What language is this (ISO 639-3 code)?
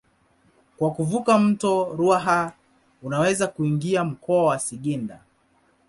swa